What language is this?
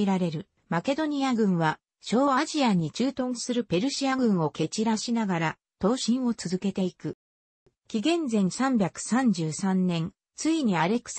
Japanese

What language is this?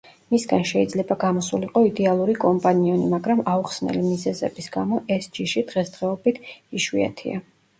Georgian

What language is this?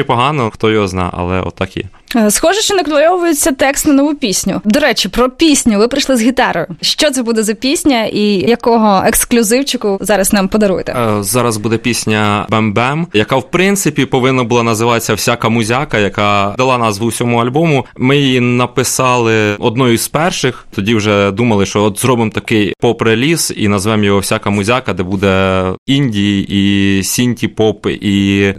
Ukrainian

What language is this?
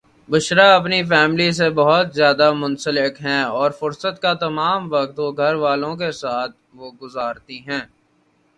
Urdu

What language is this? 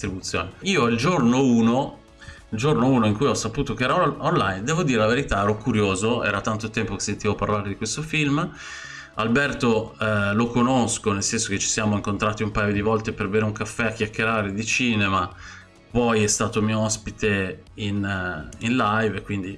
Italian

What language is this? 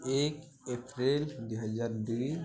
Odia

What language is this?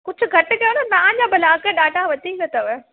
Sindhi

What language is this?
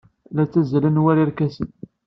Kabyle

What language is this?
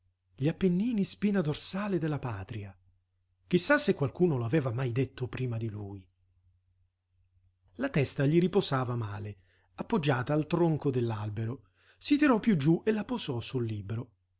Italian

